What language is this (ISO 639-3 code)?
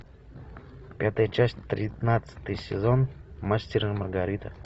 rus